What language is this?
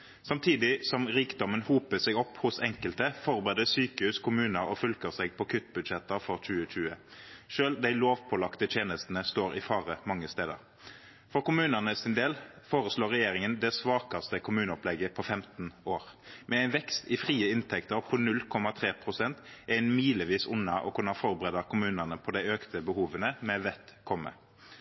Norwegian Nynorsk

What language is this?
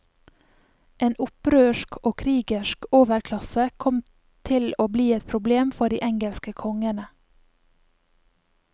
Norwegian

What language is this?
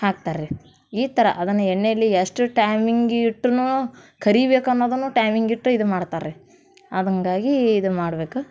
Kannada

